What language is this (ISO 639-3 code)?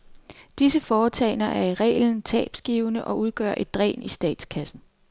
dan